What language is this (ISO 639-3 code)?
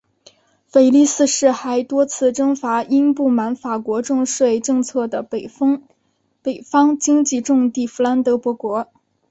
zho